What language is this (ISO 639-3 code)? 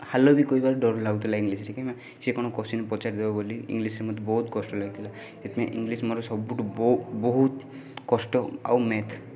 ori